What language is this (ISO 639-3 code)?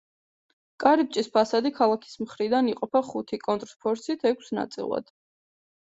kat